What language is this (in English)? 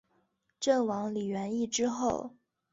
Chinese